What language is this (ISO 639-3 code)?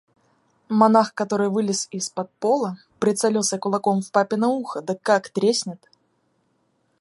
rus